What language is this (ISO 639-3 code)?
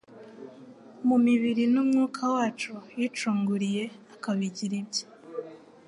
kin